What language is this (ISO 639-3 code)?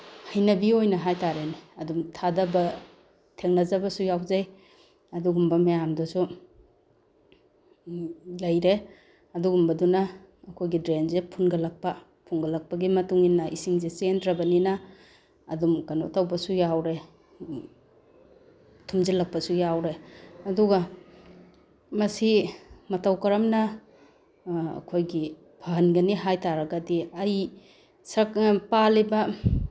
mni